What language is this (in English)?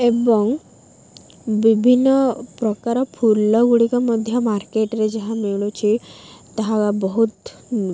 Odia